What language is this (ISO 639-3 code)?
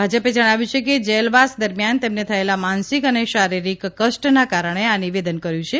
guj